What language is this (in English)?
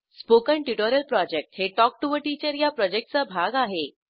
Marathi